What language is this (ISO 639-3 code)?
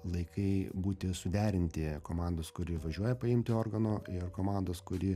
lit